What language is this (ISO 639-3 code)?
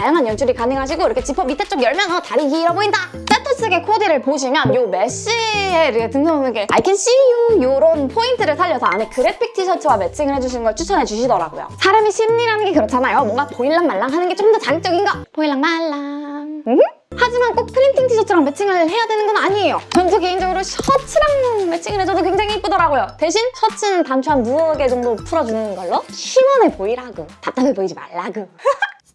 kor